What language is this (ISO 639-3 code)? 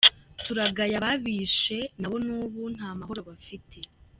kin